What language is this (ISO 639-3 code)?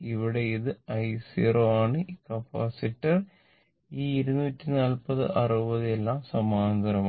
mal